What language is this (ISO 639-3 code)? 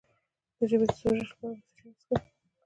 pus